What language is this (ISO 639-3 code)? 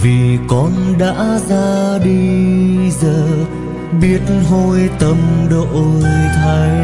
vie